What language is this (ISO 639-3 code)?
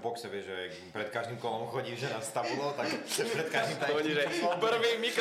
slk